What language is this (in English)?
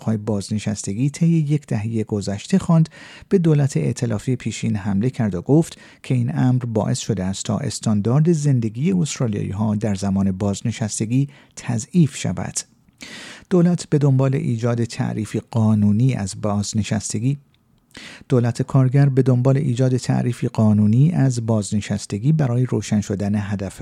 Persian